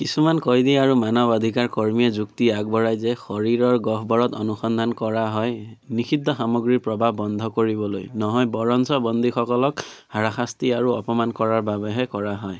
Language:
Assamese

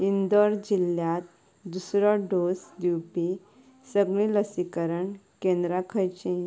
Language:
Konkani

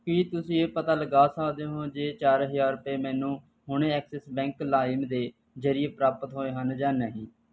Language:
Punjabi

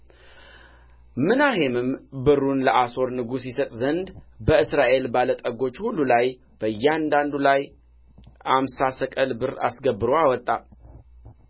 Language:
Amharic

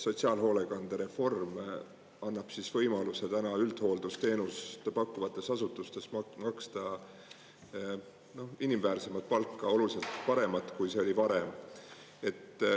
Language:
Estonian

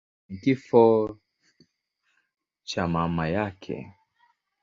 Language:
Swahili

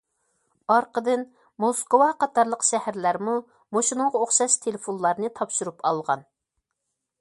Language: Uyghur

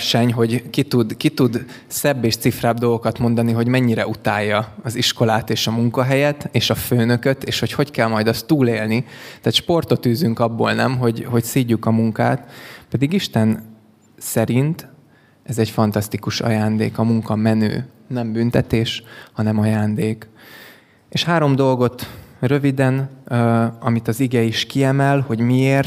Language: Hungarian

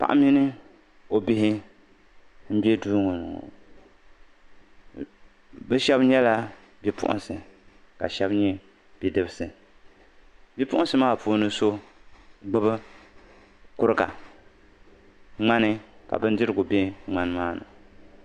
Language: Dagbani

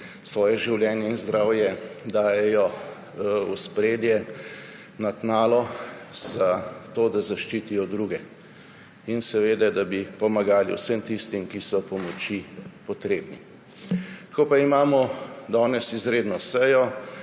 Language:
Slovenian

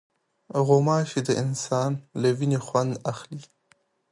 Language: Pashto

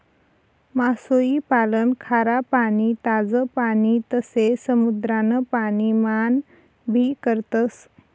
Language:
Marathi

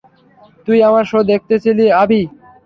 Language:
Bangla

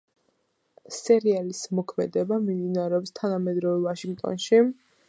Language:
Georgian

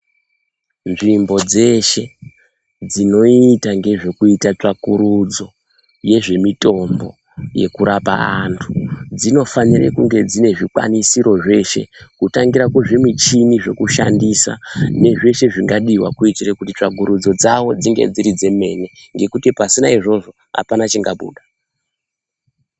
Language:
Ndau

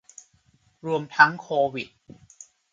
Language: Thai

